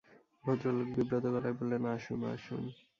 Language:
Bangla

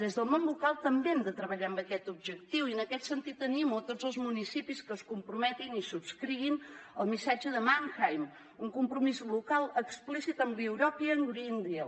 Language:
Catalan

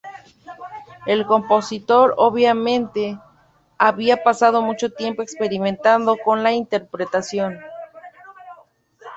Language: Spanish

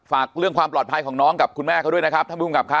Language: Thai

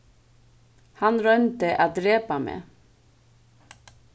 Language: Faroese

